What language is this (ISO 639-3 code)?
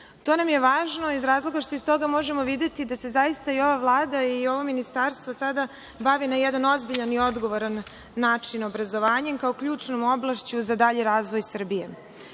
srp